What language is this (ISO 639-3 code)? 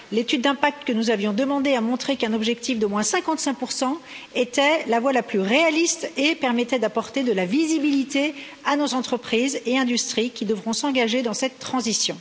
fra